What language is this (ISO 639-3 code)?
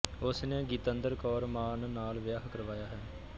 pan